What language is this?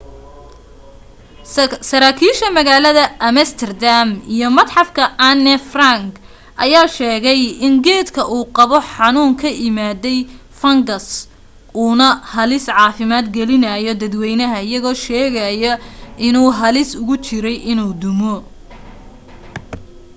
Somali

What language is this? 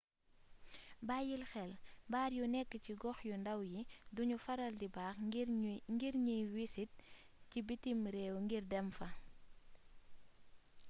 Wolof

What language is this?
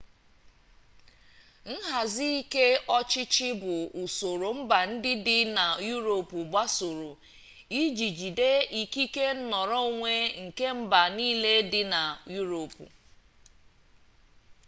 Igbo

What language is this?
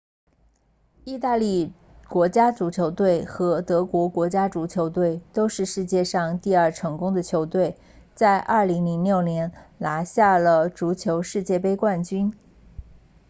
Chinese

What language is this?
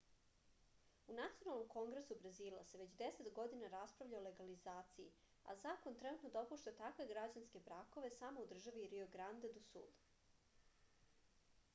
Serbian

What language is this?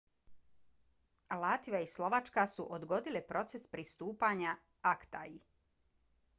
Bosnian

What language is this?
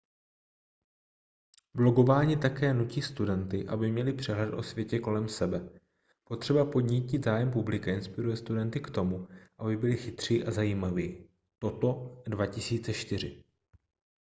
Czech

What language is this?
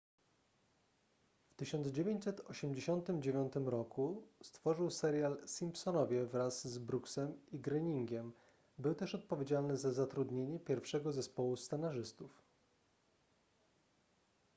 Polish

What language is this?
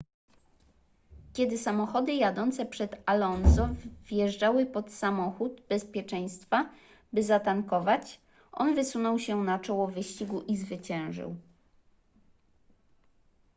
Polish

